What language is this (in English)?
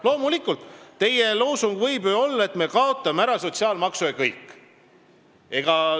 Estonian